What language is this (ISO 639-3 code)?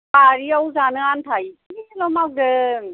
brx